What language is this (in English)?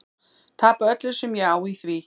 Icelandic